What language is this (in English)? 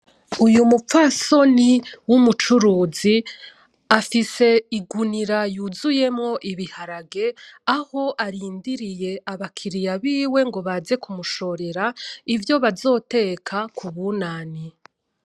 Rundi